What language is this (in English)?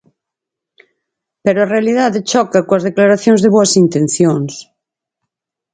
Galician